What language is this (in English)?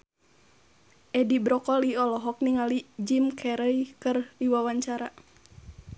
Sundanese